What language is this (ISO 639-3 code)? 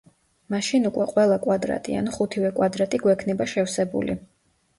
kat